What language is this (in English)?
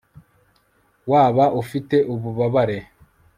Kinyarwanda